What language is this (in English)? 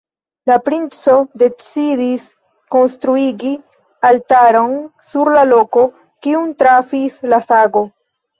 Esperanto